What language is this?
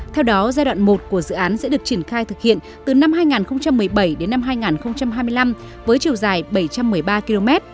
Vietnamese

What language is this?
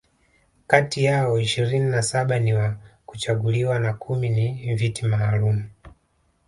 Swahili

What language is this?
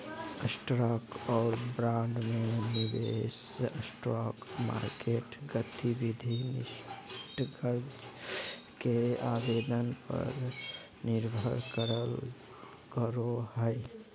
Magahi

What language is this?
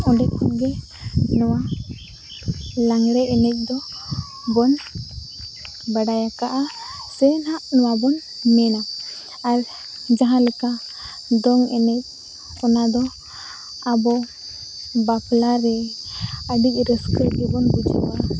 Santali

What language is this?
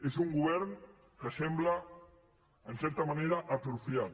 Catalan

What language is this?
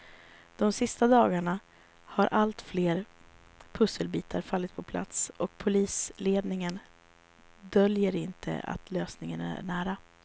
Swedish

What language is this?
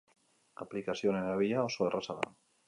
Basque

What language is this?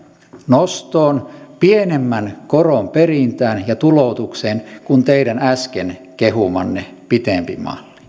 Finnish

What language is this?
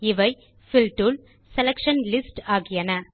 Tamil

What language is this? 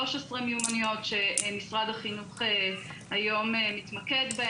Hebrew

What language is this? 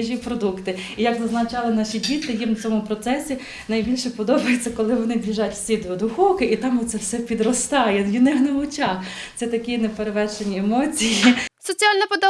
Ukrainian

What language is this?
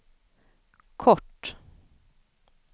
Swedish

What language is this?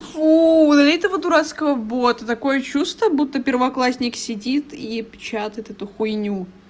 Russian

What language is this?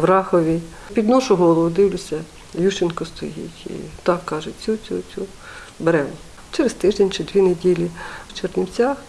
Ukrainian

